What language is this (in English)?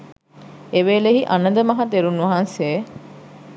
Sinhala